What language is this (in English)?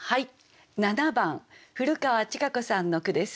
Japanese